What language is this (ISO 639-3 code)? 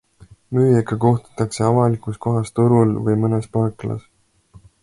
est